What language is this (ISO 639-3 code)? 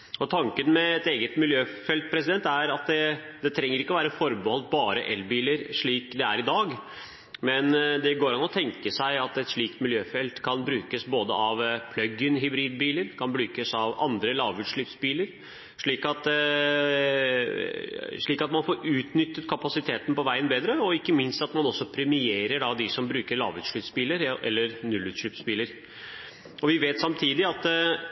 nob